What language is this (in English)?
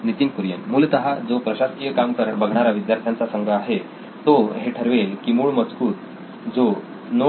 Marathi